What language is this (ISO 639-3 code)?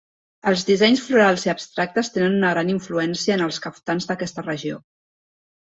cat